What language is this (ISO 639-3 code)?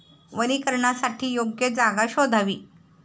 mar